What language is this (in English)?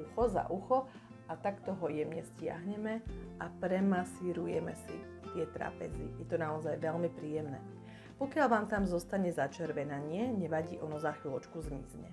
Slovak